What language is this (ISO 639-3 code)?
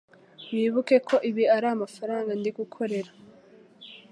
kin